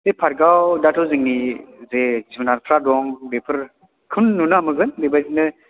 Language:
Bodo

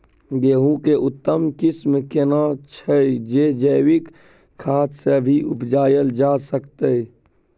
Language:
Maithili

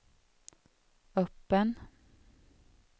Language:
Swedish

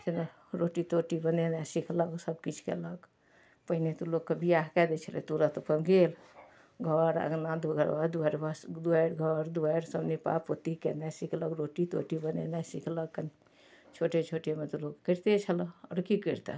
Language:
Maithili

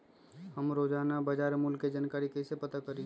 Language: Magahi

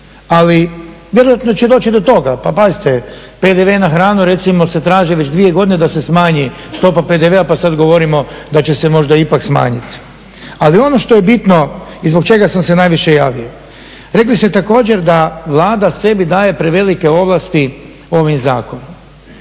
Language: Croatian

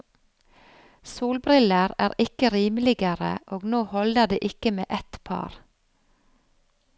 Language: Norwegian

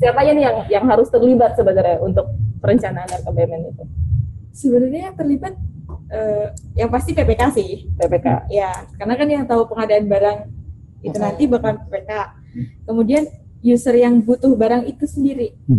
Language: Indonesian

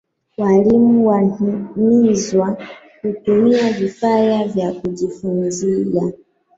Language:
Swahili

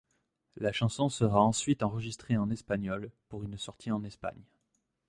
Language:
French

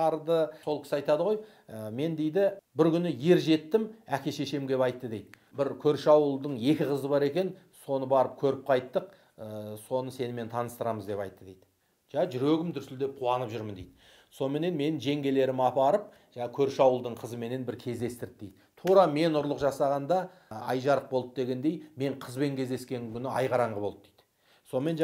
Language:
Turkish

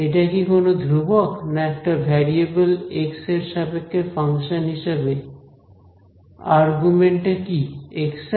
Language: Bangla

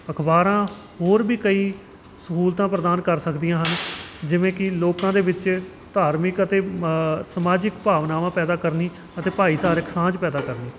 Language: Punjabi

